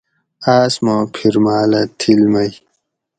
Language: Gawri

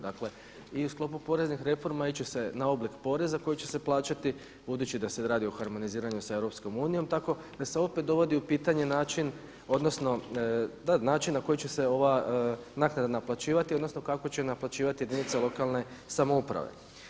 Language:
Croatian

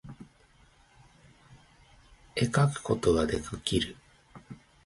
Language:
Japanese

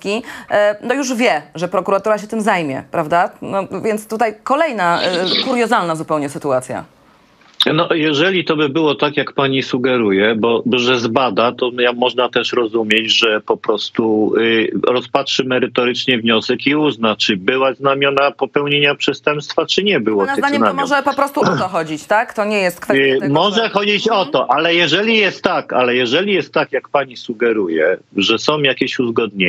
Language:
Polish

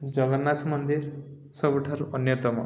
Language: Odia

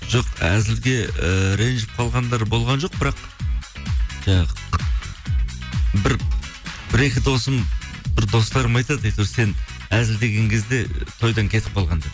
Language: Kazakh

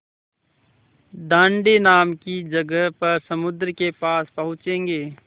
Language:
Hindi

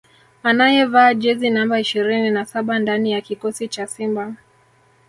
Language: Swahili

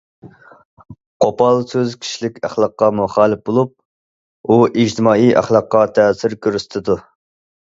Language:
Uyghur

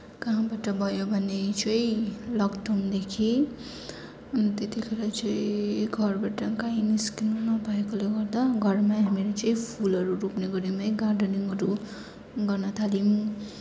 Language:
Nepali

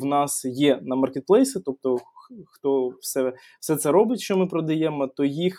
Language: Ukrainian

